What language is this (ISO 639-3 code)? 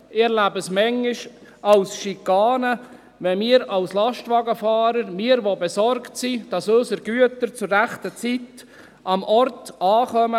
gsw